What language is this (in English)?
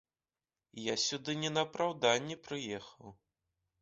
Belarusian